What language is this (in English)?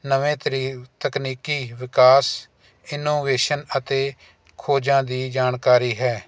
Punjabi